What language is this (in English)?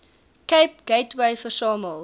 Afrikaans